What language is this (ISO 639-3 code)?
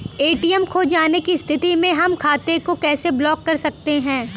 bho